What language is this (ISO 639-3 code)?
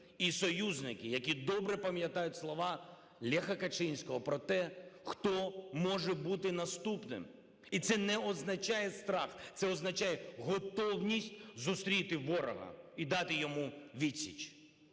ukr